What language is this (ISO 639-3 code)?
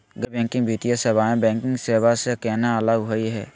mag